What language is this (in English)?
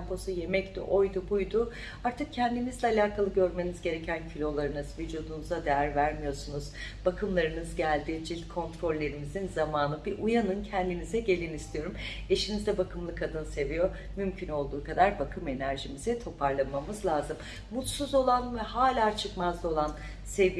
Turkish